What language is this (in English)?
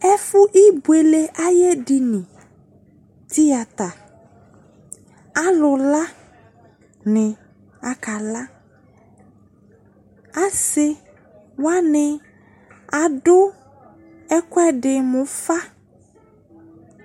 Ikposo